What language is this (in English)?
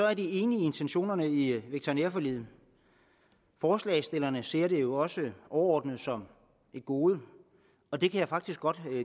Danish